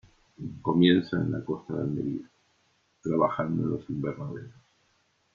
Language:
Spanish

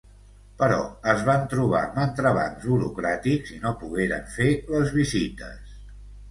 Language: Catalan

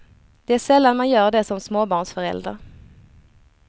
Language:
Swedish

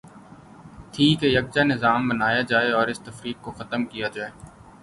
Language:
Urdu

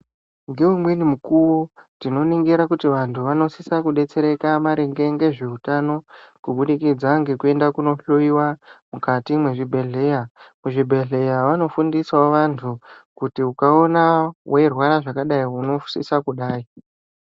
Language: Ndau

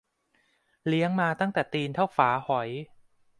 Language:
Thai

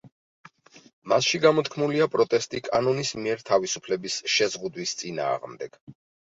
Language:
Georgian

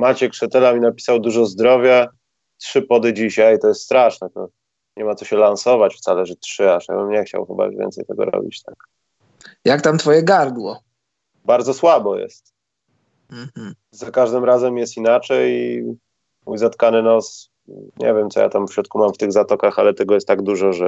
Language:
Polish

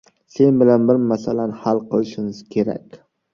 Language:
Uzbek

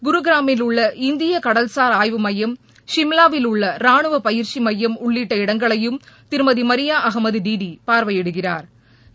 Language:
Tamil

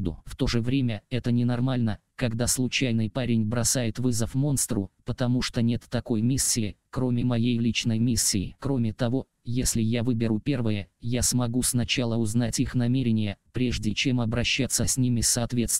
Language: Russian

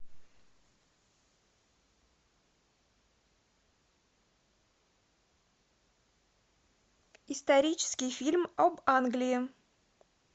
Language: Russian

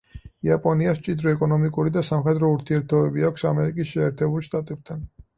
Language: Georgian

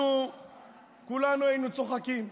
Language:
Hebrew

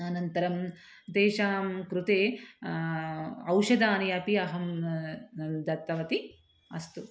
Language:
Sanskrit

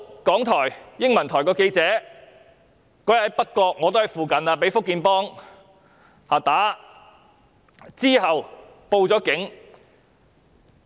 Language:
Cantonese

